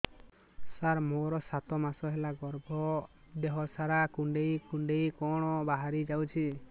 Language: Odia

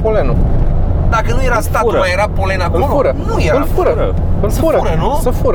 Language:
Romanian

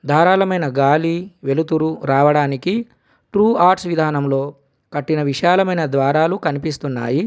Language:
Telugu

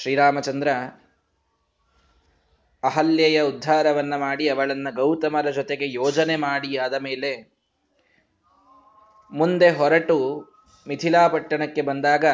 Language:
Kannada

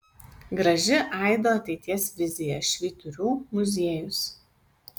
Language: Lithuanian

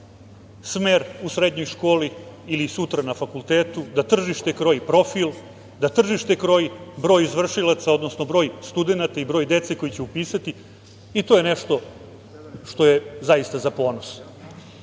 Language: Serbian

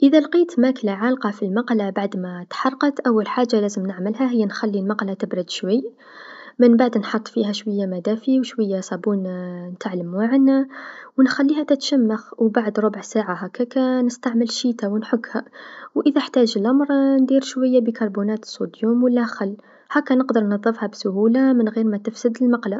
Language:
Tunisian Arabic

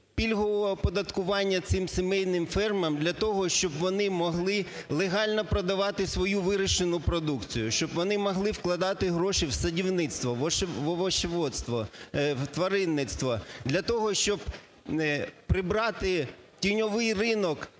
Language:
Ukrainian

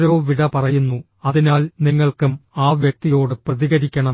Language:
Malayalam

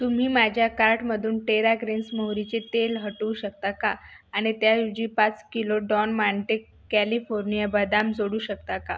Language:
Marathi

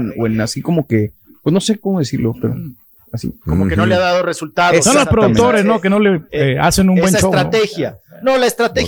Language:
Spanish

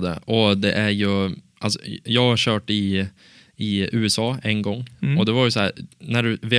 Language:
Swedish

